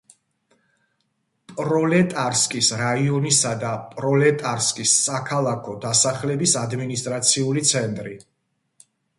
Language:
Georgian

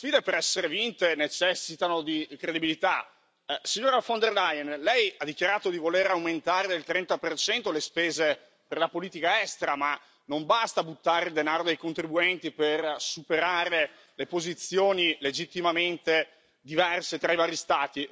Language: Italian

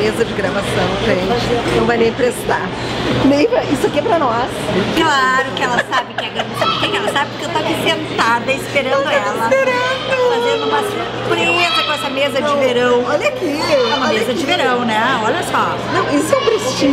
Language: Portuguese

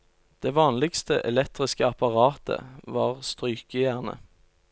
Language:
Norwegian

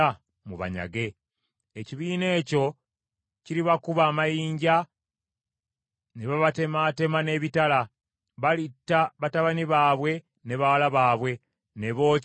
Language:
Ganda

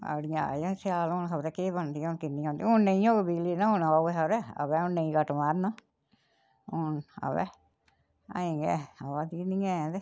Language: Dogri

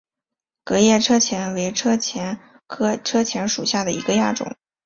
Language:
Chinese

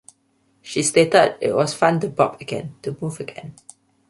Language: English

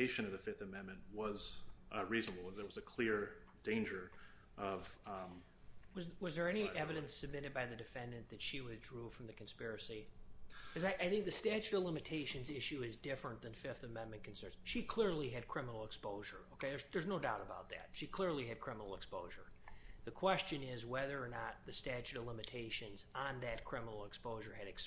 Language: English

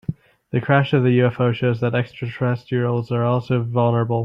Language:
English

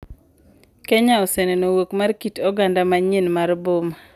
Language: Luo (Kenya and Tanzania)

